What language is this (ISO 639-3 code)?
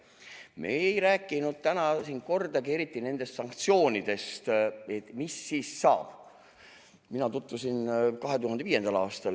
est